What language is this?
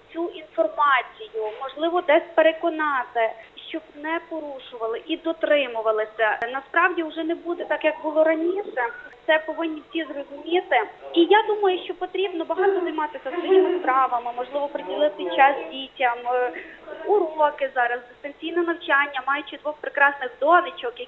Ukrainian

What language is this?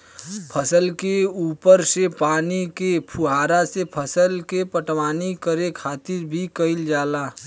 Bhojpuri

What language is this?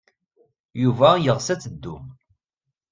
Kabyle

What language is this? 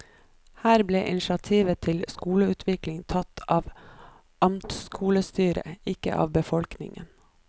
Norwegian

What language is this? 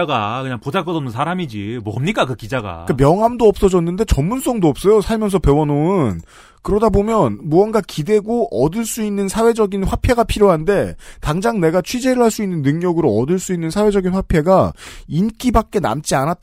Korean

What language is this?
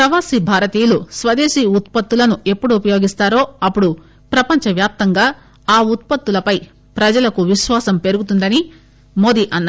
Telugu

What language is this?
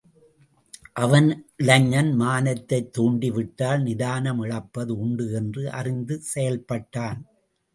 Tamil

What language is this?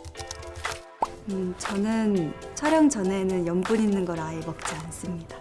Korean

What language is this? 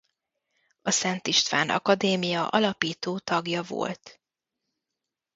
Hungarian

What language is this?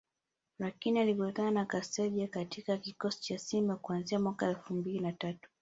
Swahili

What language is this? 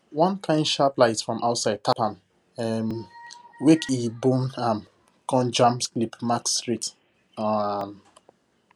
Nigerian Pidgin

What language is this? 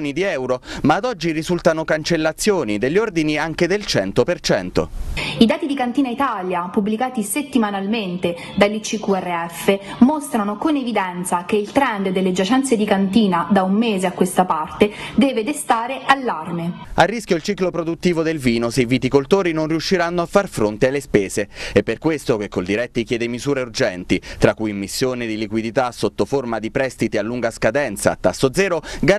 Italian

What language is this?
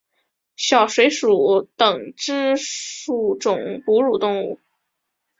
Chinese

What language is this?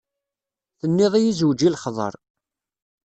Kabyle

